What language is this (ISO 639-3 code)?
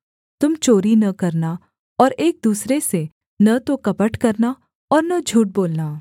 hin